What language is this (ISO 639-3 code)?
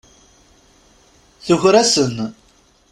kab